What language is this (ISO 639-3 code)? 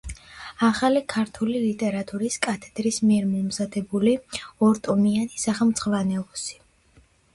kat